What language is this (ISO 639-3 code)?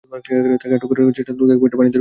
ben